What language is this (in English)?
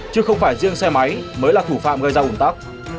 Vietnamese